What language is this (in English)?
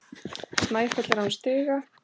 Icelandic